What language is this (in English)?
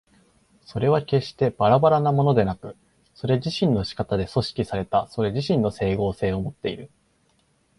Japanese